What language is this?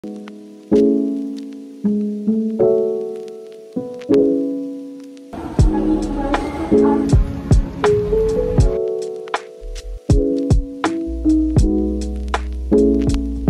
Indonesian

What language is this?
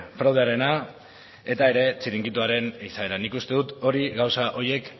Basque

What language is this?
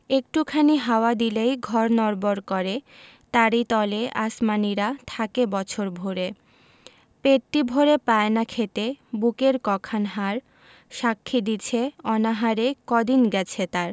Bangla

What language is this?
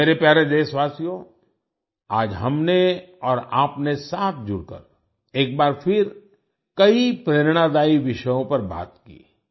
Hindi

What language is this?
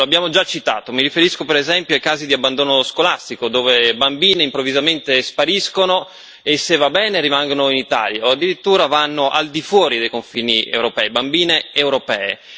Italian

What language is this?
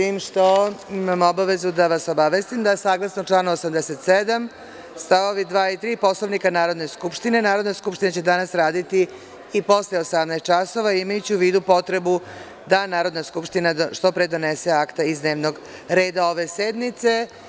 Serbian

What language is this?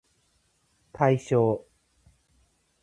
Japanese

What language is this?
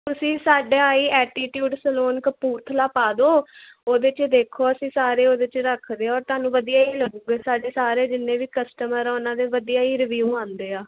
Punjabi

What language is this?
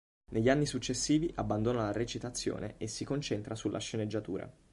Italian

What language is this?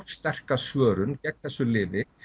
Icelandic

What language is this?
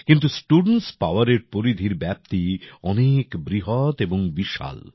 Bangla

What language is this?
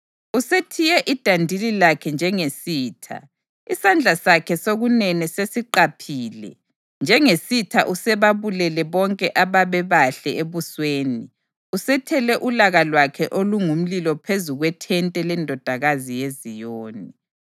North Ndebele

